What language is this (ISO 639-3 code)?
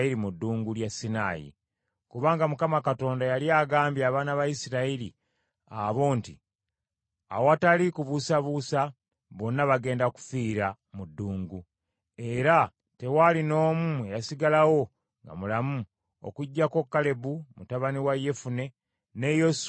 lug